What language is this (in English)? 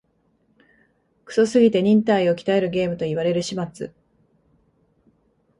Japanese